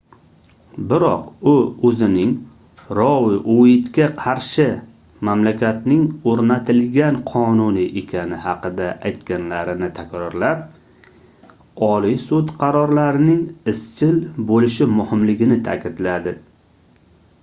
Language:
Uzbek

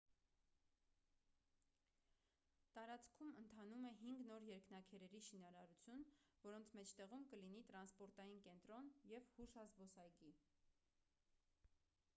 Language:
Armenian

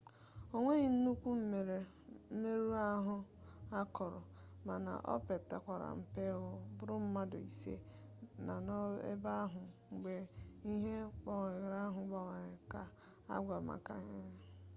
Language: Igbo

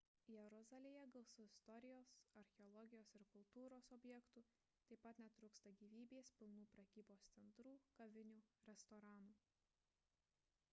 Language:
Lithuanian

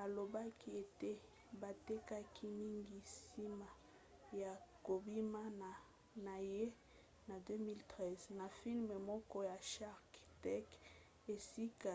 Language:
Lingala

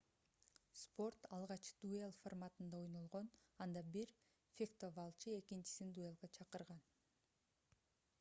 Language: Kyrgyz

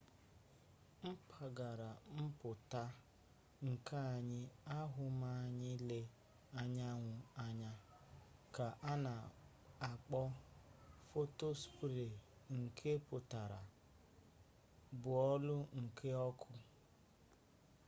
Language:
Igbo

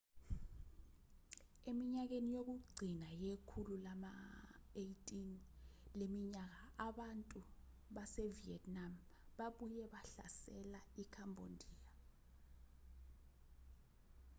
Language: Zulu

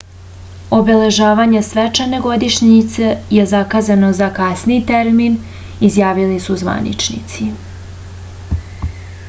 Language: Serbian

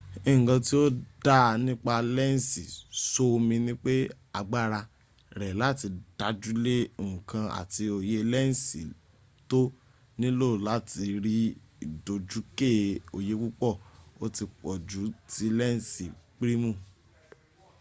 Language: Yoruba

